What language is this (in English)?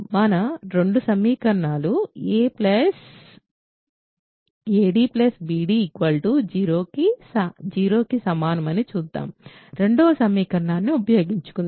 Telugu